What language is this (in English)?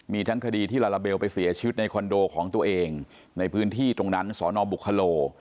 Thai